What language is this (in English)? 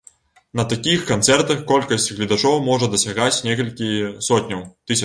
Belarusian